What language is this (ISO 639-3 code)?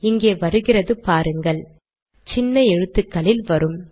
tam